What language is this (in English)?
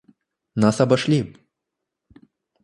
Russian